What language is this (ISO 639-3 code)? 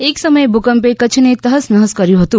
guj